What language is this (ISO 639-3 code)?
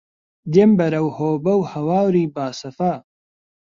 ckb